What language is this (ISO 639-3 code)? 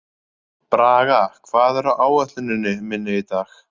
isl